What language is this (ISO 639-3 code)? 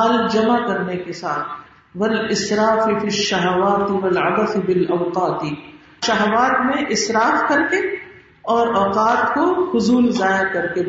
urd